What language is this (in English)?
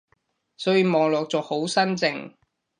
Cantonese